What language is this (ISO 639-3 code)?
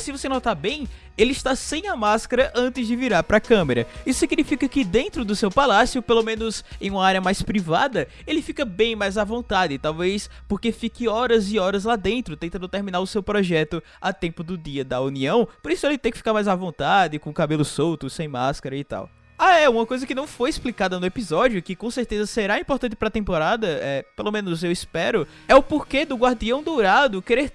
por